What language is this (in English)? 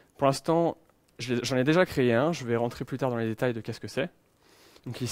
French